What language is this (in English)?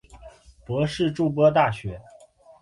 Chinese